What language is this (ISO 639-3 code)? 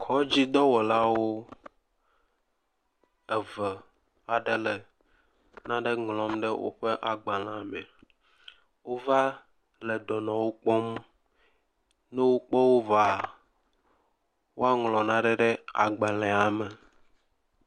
ewe